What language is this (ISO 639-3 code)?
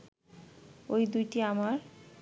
ben